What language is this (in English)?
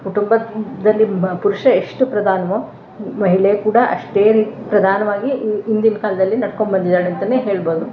Kannada